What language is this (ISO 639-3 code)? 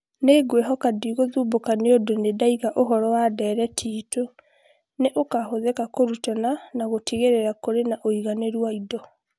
kik